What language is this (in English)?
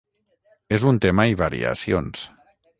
Catalan